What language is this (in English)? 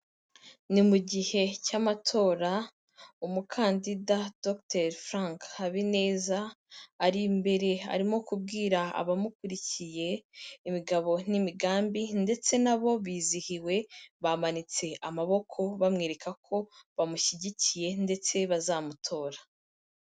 Kinyarwanda